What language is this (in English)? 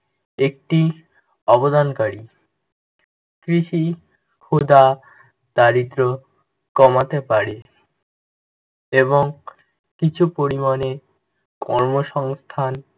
Bangla